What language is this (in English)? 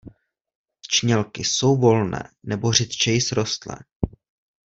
Czech